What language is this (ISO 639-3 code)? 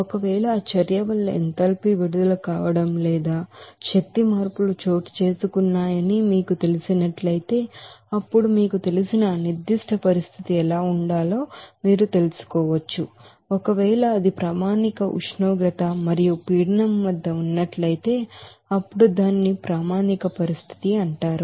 tel